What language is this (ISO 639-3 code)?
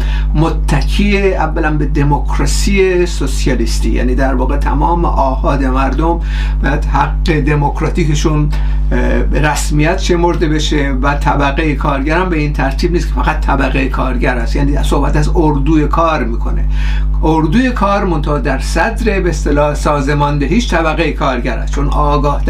fas